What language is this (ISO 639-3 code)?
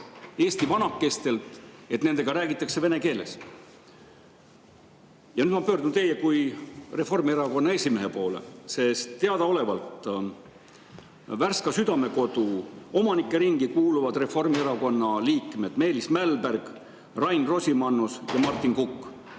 est